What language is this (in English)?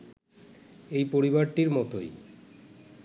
Bangla